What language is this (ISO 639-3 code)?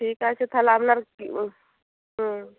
ben